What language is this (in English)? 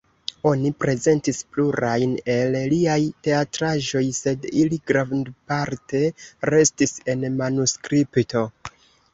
Esperanto